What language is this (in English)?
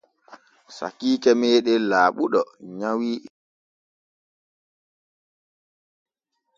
Borgu Fulfulde